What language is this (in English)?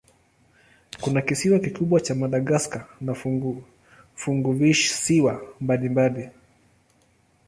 Swahili